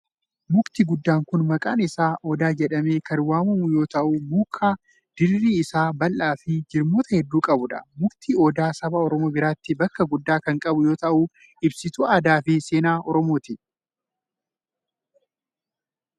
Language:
Oromo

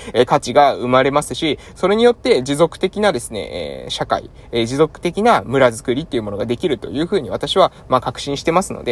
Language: Japanese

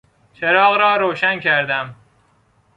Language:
Persian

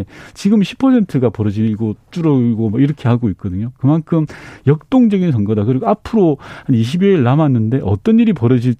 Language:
Korean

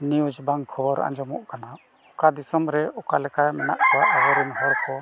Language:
Santali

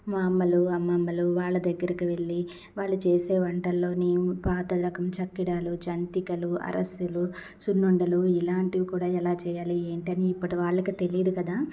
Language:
Telugu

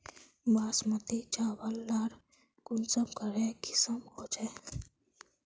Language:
Magahi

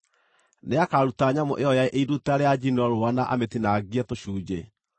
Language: Kikuyu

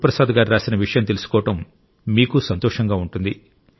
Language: Telugu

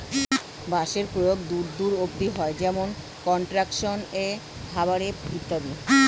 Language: Bangla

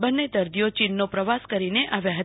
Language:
Gujarati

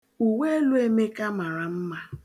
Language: Igbo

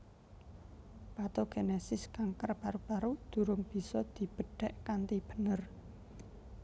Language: Javanese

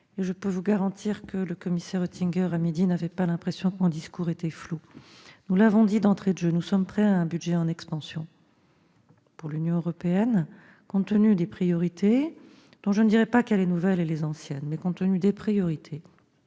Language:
French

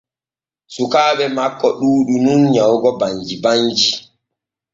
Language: Borgu Fulfulde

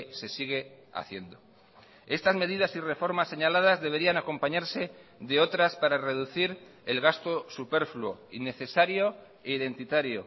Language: Spanish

